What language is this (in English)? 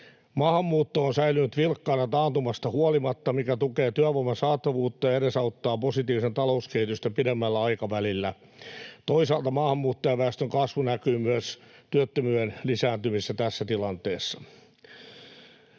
Finnish